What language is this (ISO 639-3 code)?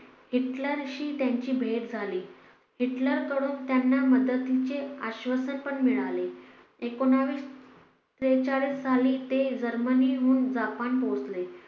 mar